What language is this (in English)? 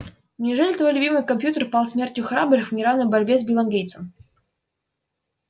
Russian